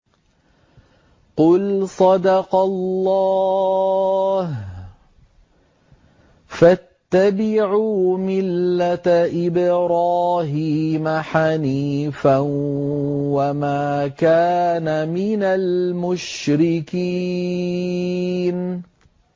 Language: Arabic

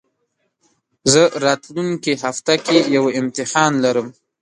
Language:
Pashto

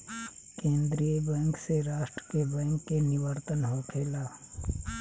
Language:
Bhojpuri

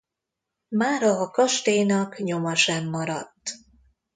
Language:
Hungarian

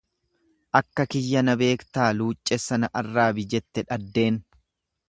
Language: Oromo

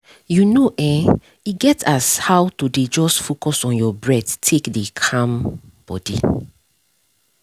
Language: Nigerian Pidgin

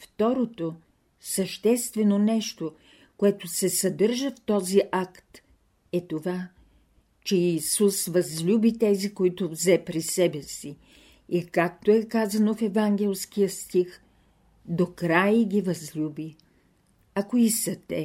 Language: Bulgarian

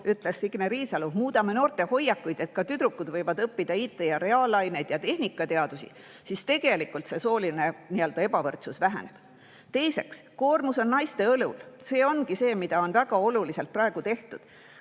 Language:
Estonian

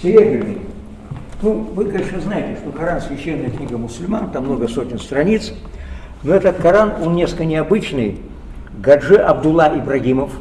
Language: Russian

